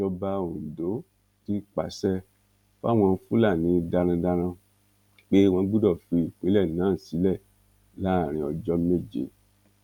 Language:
Yoruba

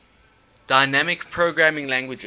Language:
English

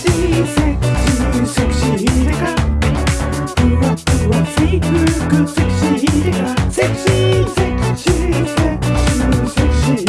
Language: Vietnamese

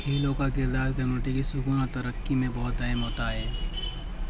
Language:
Urdu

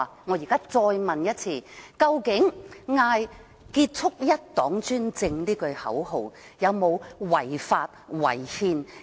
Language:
Cantonese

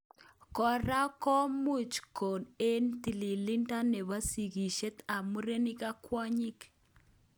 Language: Kalenjin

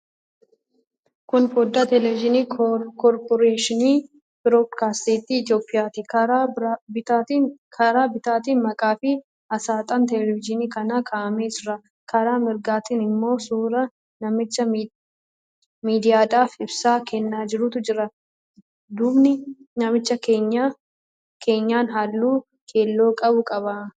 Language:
Oromo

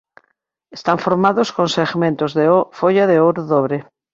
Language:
Galician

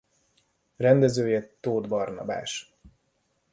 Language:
Hungarian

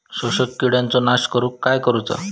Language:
Marathi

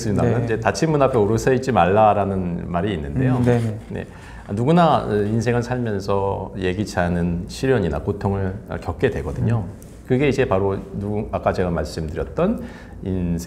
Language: Korean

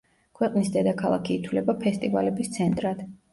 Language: Georgian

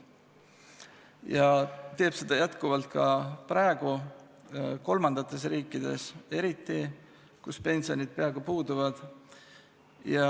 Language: Estonian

